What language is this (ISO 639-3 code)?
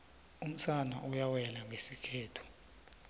nbl